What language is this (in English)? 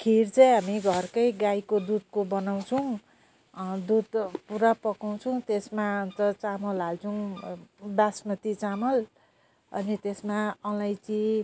Nepali